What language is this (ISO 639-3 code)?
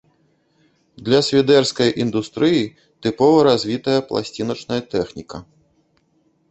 bel